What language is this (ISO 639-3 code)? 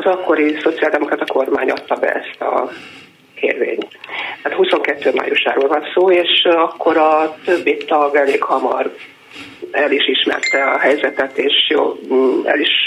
hun